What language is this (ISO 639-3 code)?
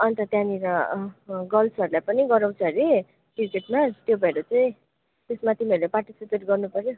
nep